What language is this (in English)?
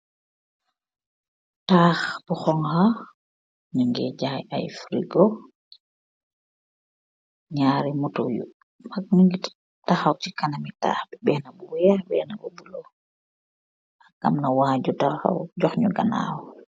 Wolof